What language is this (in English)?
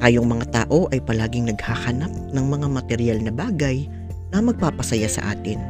Filipino